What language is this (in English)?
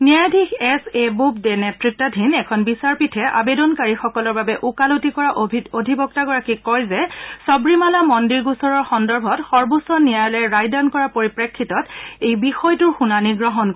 Assamese